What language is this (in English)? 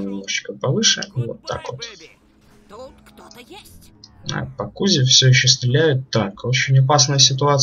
Russian